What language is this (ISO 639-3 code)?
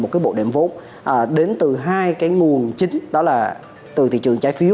vie